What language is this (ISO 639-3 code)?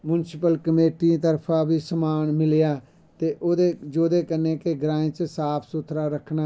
doi